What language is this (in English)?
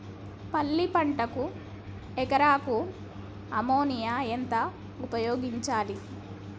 Telugu